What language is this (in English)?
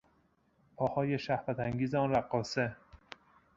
Persian